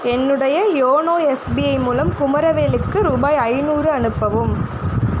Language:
Tamil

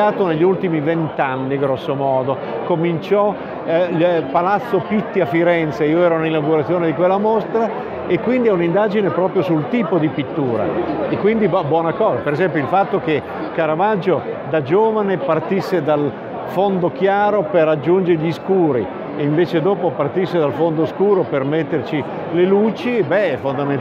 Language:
Italian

